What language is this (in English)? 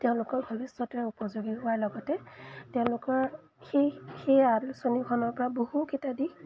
Assamese